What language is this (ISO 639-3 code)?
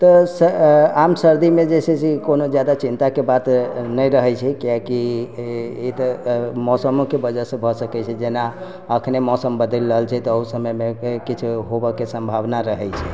mai